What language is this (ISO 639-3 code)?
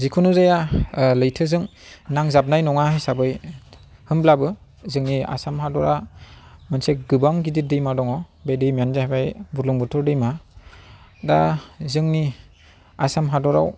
brx